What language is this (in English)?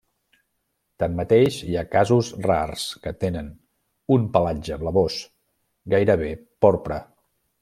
Catalan